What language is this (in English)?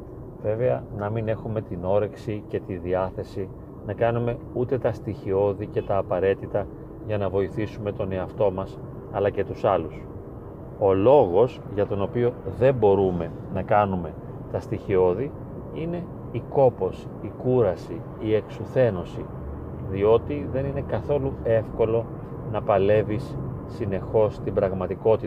Greek